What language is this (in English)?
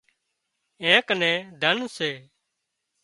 Wadiyara Koli